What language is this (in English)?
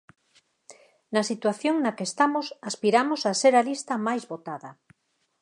Galician